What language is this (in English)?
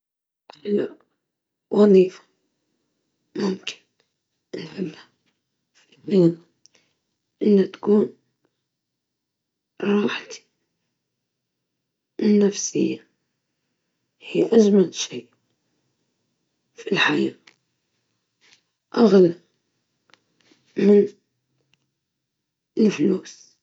Libyan Arabic